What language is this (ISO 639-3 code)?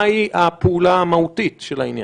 heb